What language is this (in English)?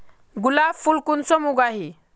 Magahi